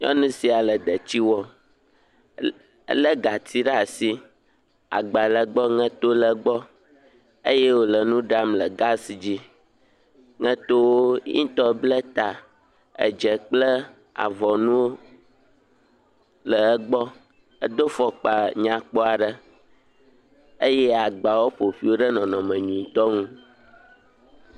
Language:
Ewe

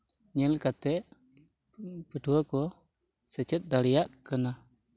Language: Santali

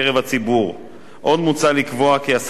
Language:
Hebrew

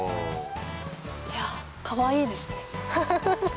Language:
Japanese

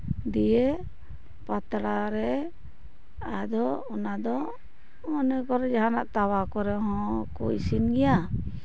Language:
Santali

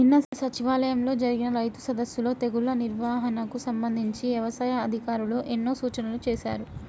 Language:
Telugu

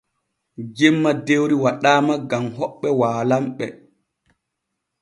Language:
Borgu Fulfulde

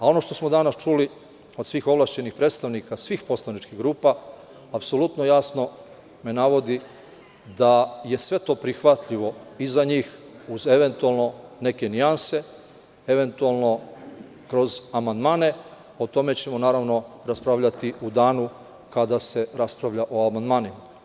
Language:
Serbian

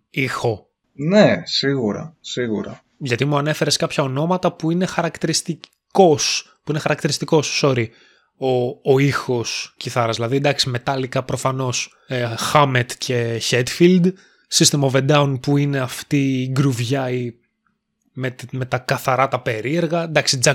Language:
Greek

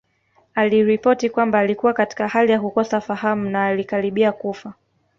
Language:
Swahili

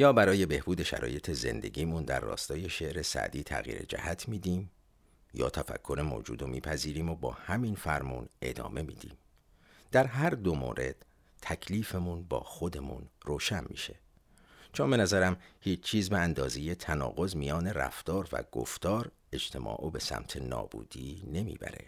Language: Persian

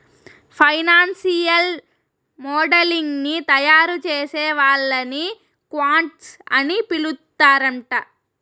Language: Telugu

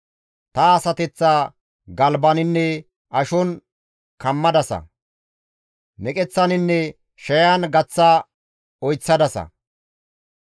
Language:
Gamo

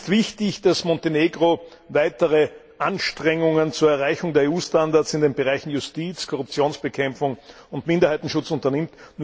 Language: German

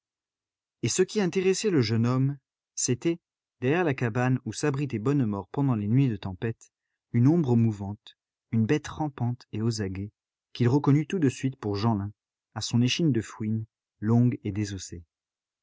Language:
French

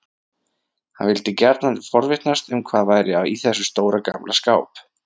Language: Icelandic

